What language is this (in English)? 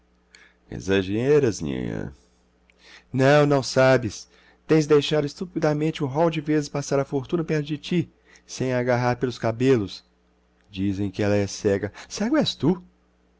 Portuguese